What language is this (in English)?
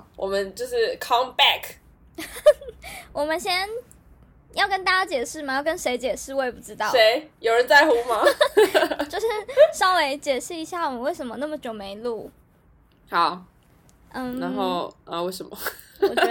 Chinese